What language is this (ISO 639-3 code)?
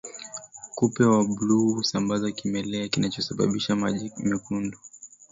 swa